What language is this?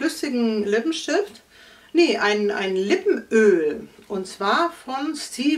German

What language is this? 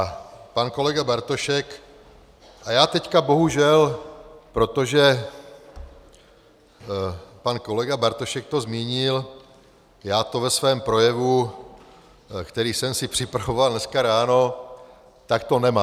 Czech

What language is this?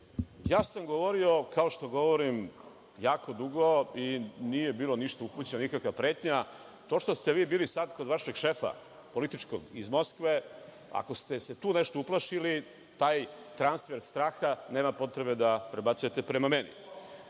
Serbian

